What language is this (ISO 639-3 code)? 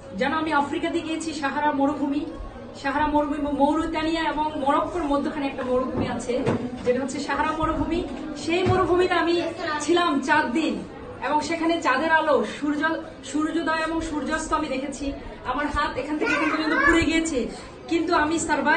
spa